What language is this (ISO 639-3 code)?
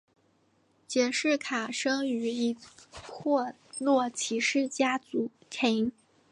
zho